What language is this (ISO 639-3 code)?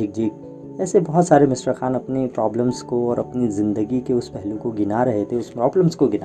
hin